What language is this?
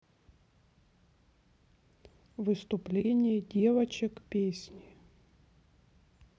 Russian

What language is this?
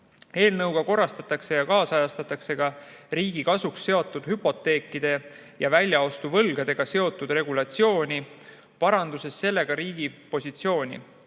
Estonian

